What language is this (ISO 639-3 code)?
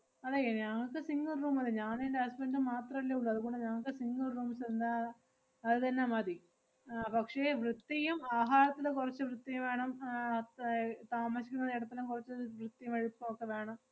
mal